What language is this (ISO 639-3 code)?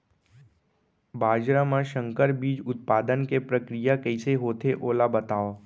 hne